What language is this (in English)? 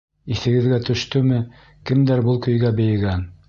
Bashkir